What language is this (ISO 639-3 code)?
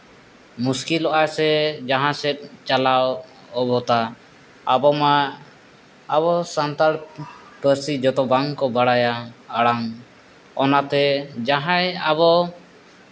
sat